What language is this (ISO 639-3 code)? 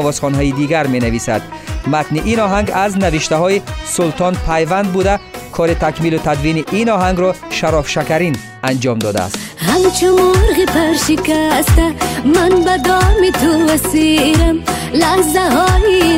fas